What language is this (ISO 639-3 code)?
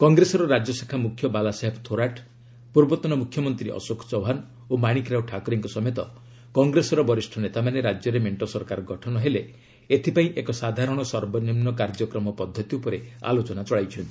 ori